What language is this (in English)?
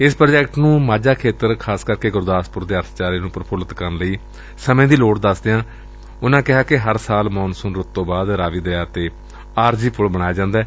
Punjabi